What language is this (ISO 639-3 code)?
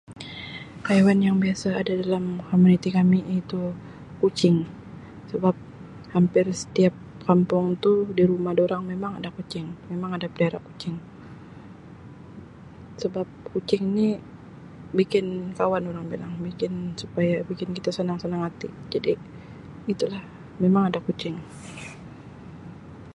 msi